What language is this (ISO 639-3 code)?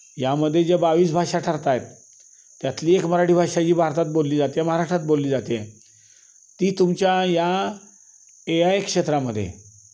mar